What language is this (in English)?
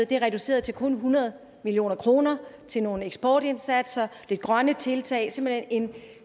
Danish